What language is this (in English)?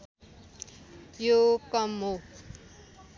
Nepali